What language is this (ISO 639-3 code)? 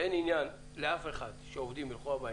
heb